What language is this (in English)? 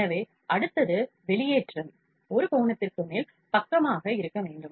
Tamil